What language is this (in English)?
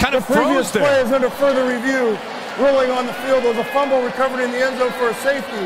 English